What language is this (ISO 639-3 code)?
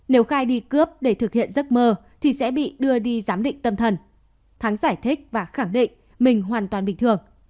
vie